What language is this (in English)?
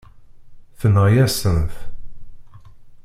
Kabyle